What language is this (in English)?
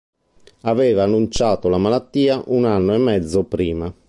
Italian